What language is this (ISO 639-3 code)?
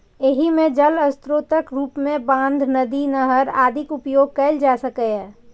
mai